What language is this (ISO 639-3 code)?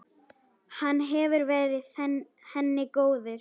isl